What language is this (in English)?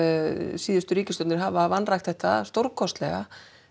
Icelandic